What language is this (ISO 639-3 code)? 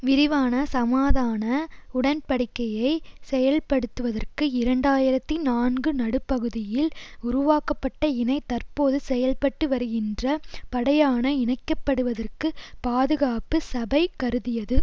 tam